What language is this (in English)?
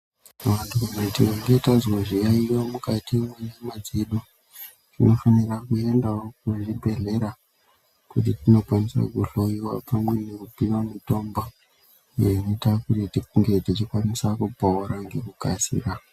Ndau